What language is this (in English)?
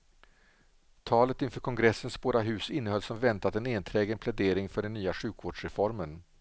Swedish